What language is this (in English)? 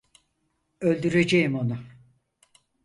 Turkish